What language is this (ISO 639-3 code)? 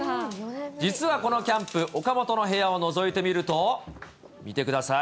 jpn